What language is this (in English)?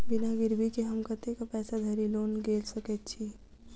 Maithili